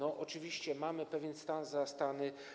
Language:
Polish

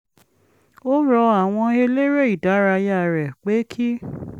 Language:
Yoruba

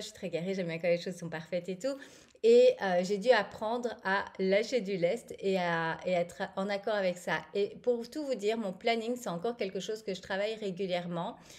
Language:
French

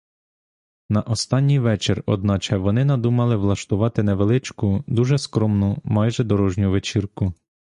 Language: Ukrainian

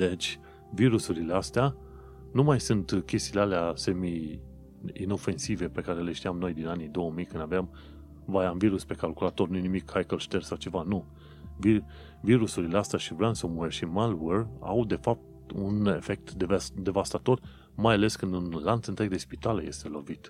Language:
Romanian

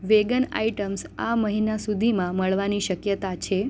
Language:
Gujarati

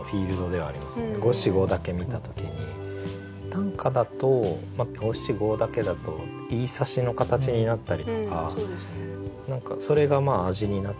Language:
Japanese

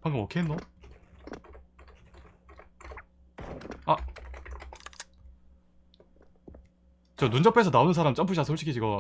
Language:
Korean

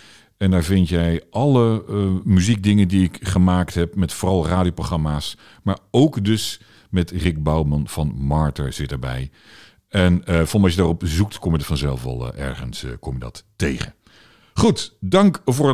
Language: Dutch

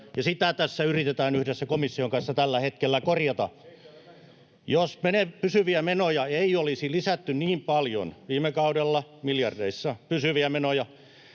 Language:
Finnish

